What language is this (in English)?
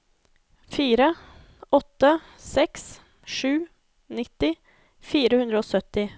Norwegian